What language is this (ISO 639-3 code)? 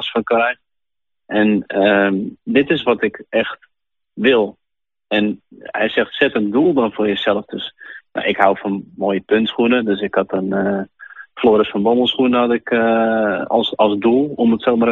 nld